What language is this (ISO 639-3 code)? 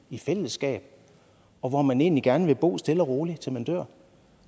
dan